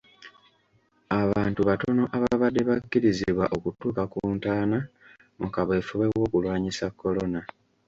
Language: Ganda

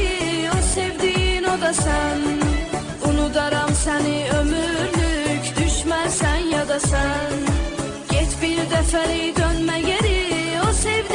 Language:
Turkish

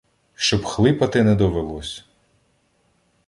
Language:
Ukrainian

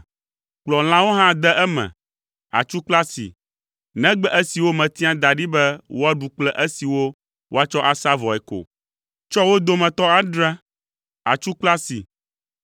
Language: Ewe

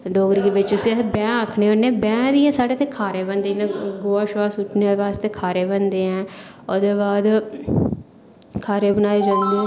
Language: Dogri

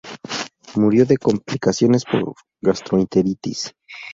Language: Spanish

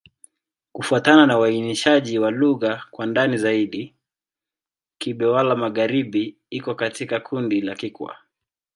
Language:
Swahili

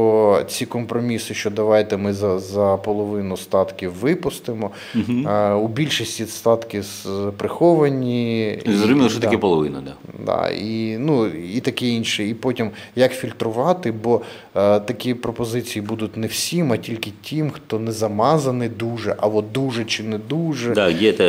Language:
Ukrainian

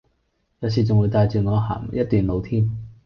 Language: Cantonese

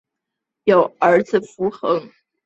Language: Chinese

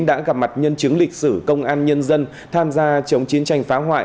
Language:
Vietnamese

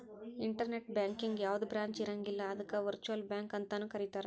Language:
Kannada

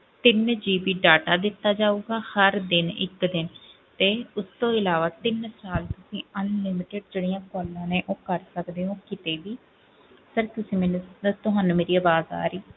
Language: Punjabi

